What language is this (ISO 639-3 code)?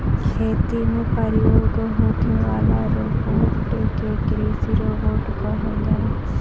bho